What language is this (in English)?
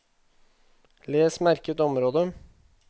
Norwegian